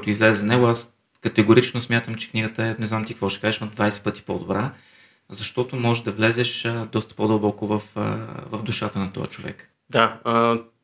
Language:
Bulgarian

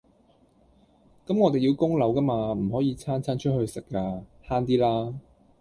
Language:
Cantonese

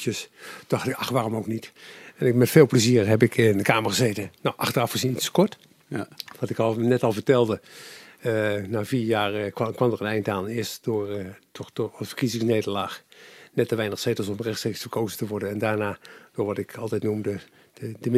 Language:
Dutch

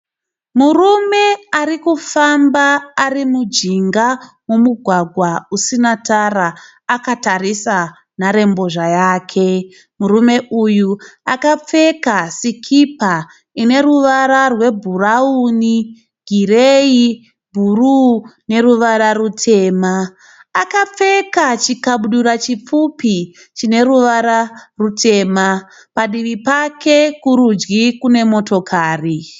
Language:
Shona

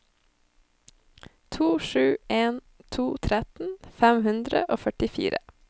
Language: Norwegian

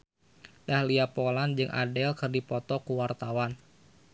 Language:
Sundanese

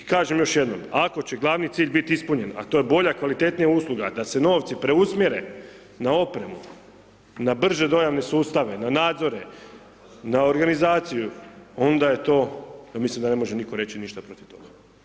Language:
Croatian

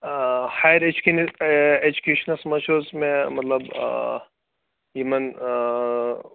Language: Kashmiri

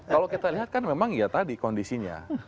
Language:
Indonesian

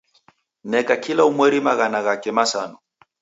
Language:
Taita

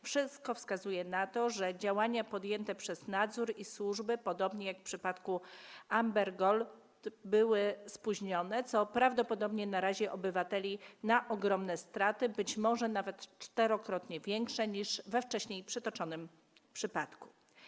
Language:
Polish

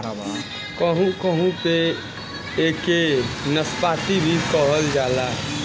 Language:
Bhojpuri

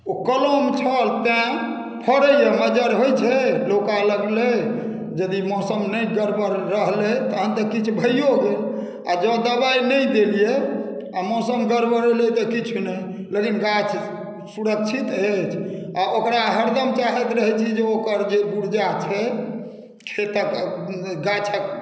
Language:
Maithili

